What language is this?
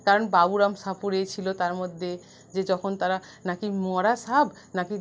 Bangla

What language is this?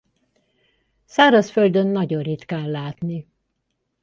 Hungarian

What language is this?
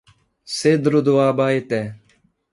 Portuguese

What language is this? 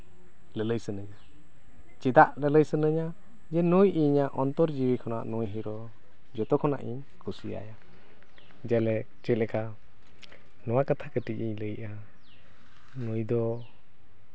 Santali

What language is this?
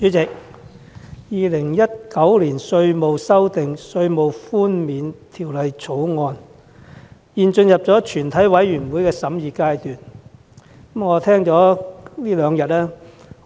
Cantonese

